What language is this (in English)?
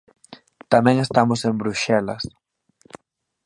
Galician